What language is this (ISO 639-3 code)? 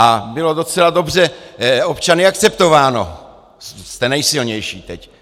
ces